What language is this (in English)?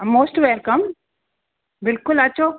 Sindhi